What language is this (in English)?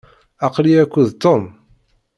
Kabyle